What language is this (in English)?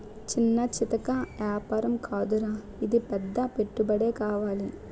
Telugu